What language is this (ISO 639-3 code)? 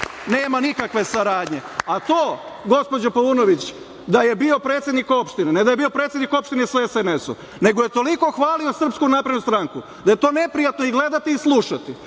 srp